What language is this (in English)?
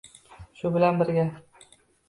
Uzbek